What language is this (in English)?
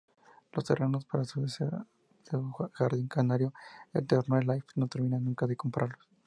Spanish